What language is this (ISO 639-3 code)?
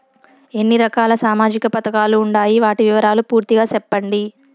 tel